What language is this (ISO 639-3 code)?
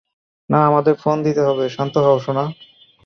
ben